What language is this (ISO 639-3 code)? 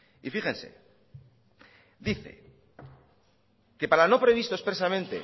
spa